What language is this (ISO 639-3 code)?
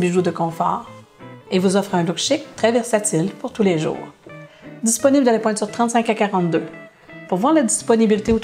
fra